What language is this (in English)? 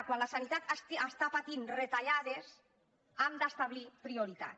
Catalan